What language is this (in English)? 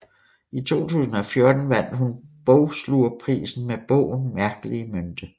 Danish